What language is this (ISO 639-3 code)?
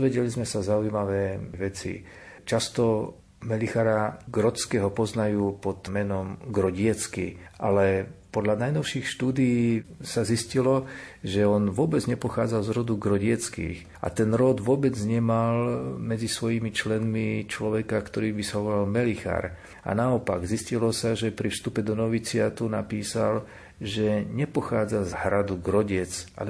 slk